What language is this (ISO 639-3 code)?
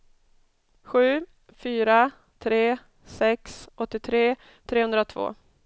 swe